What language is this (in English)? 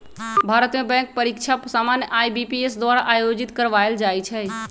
Magahi